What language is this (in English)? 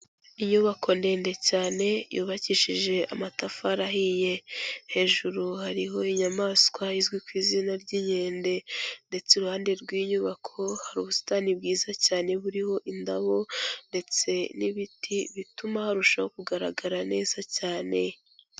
Kinyarwanda